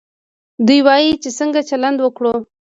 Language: Pashto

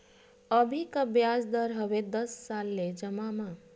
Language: Chhattisgarhi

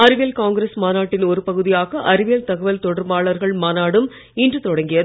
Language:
Tamil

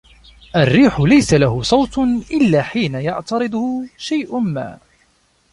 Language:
Arabic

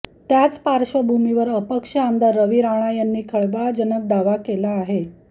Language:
Marathi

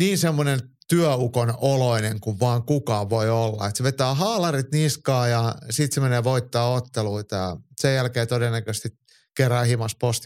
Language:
Finnish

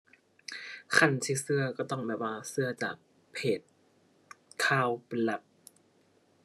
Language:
Thai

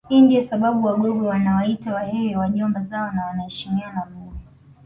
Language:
Swahili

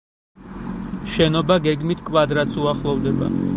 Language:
Georgian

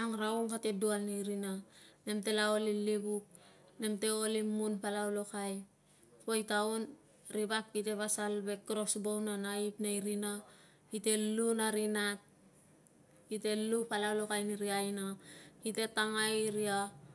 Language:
Tungag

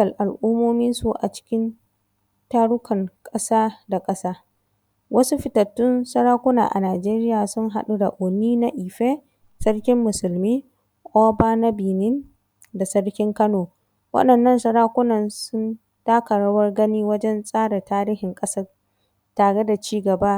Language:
Hausa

